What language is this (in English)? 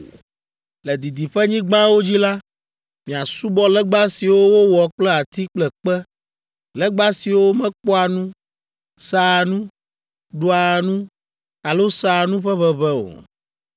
Ewe